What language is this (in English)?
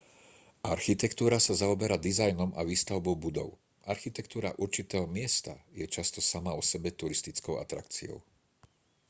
Slovak